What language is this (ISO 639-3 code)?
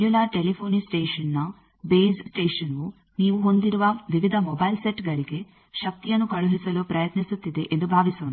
kan